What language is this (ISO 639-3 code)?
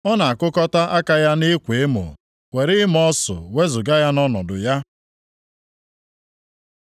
ibo